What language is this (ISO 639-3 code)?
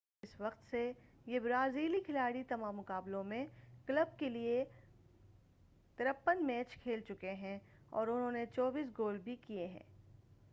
urd